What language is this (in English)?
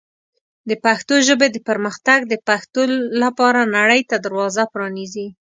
Pashto